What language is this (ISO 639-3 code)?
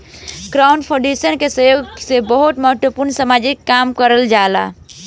bho